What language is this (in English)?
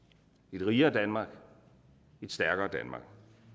Danish